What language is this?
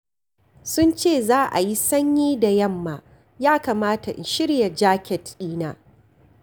Hausa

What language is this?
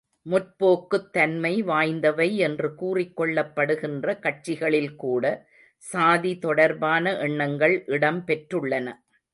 Tamil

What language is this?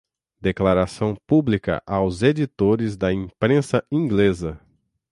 Portuguese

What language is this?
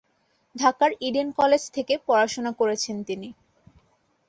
Bangla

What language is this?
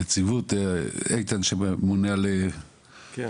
Hebrew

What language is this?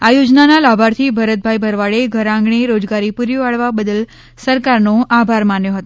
Gujarati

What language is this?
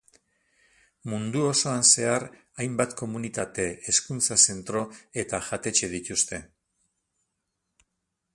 Basque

